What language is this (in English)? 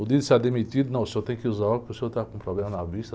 Portuguese